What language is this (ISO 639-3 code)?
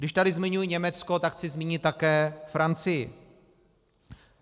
ces